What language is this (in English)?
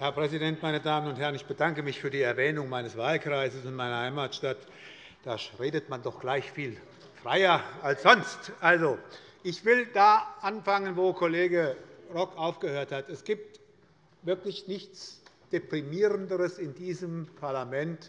German